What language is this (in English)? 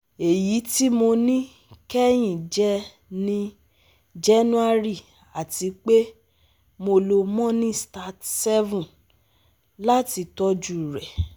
Yoruba